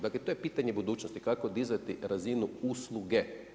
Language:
Croatian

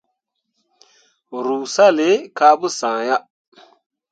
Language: Mundang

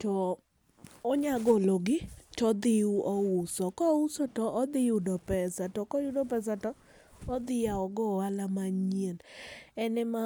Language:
Luo (Kenya and Tanzania)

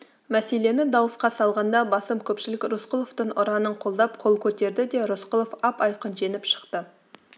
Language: Kazakh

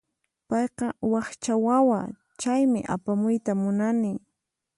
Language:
Puno Quechua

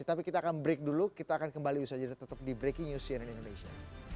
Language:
Indonesian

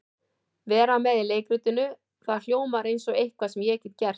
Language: Icelandic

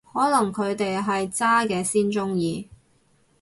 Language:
Cantonese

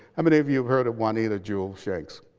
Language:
English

